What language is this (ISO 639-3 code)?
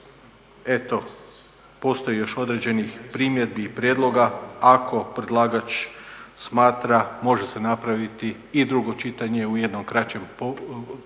hrv